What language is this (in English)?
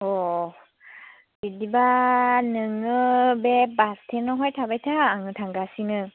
Bodo